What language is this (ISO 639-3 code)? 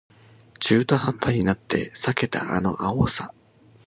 jpn